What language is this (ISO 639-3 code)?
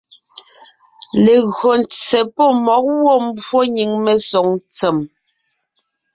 nnh